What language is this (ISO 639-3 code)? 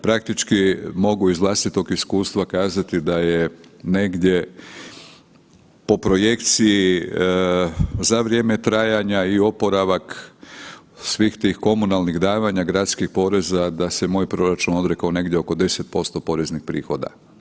hrv